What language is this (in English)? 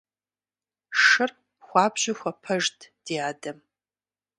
Kabardian